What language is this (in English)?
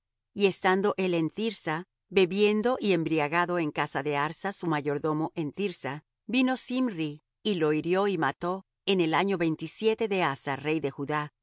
Spanish